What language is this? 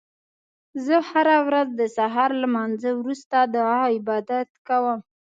Pashto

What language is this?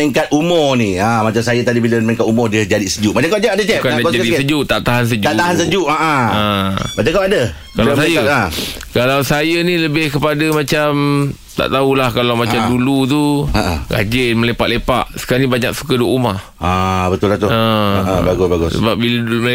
Malay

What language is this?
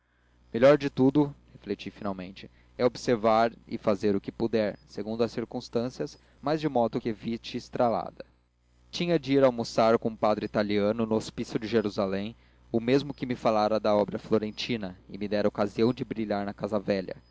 Portuguese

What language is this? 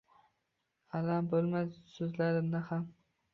Uzbek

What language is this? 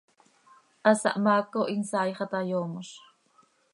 Seri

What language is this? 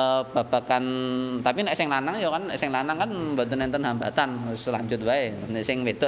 Indonesian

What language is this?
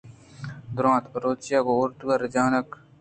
Eastern Balochi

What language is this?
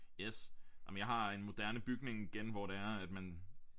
Danish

